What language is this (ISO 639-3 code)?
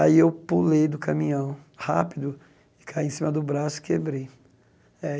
por